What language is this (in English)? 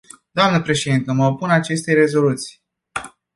Romanian